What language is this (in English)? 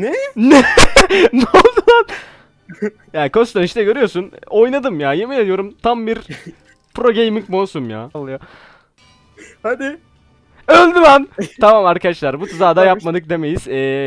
Turkish